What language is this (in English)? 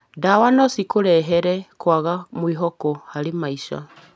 Kikuyu